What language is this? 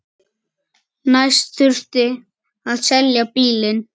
Icelandic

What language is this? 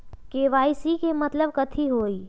Magahi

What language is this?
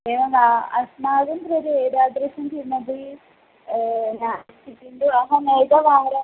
Sanskrit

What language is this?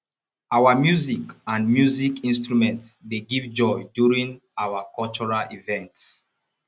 Nigerian Pidgin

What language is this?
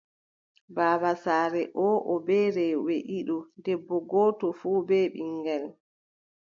Adamawa Fulfulde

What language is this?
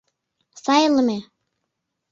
Mari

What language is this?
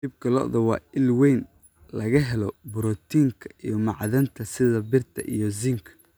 Somali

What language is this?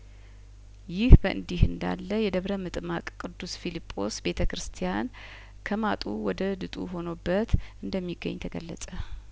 Amharic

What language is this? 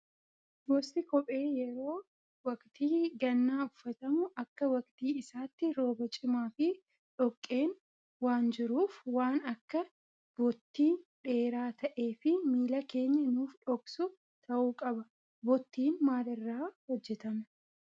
Oromo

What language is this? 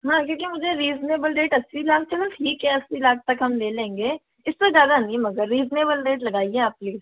Hindi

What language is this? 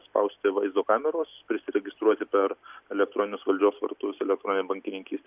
Lithuanian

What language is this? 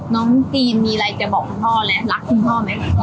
Thai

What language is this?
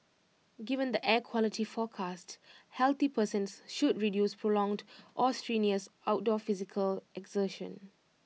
English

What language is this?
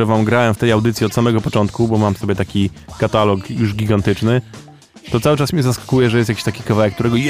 Polish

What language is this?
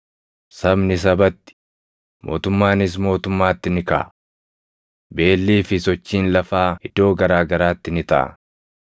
Oromo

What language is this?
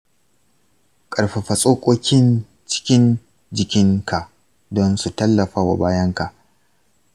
Hausa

